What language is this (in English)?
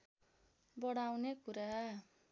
Nepali